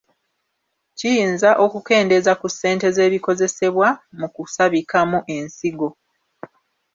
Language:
Ganda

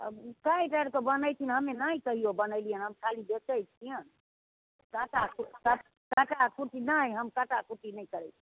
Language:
Maithili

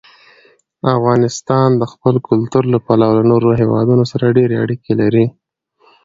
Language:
Pashto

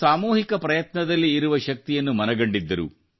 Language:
Kannada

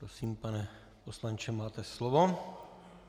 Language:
Czech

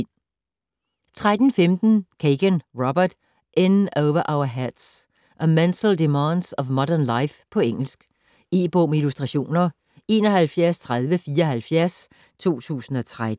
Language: Danish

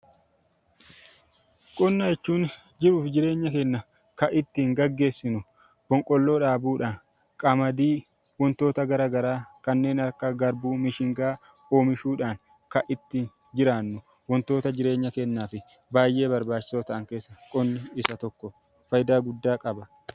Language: Oromo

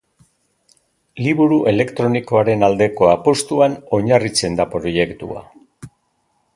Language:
Basque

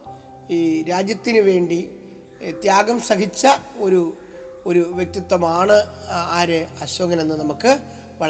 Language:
Malayalam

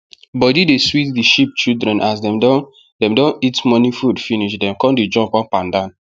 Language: Nigerian Pidgin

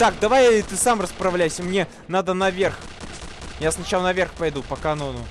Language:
Russian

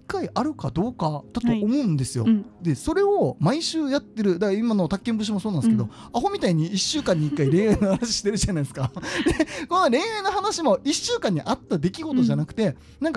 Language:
Japanese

